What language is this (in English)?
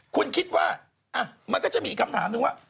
Thai